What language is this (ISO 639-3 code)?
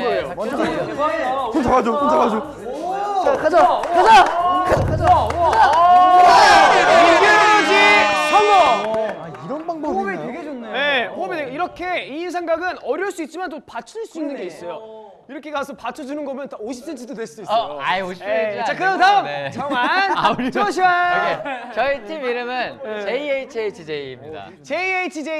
kor